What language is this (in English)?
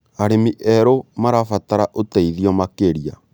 Kikuyu